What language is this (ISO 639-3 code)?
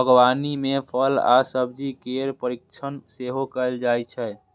mai